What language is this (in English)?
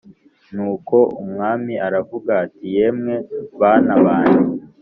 Kinyarwanda